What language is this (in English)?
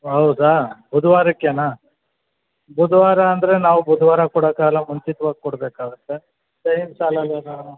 Kannada